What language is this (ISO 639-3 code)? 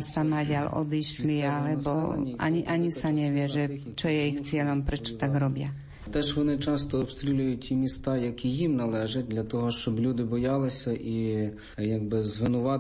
slk